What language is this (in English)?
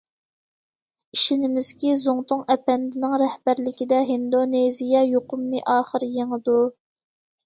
Uyghur